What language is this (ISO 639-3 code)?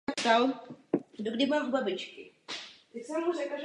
ces